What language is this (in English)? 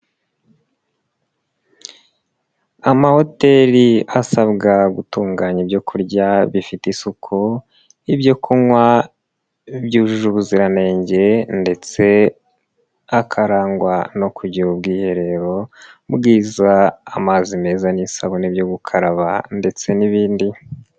Kinyarwanda